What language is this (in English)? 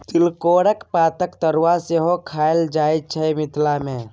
Maithili